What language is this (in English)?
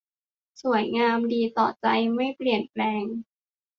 Thai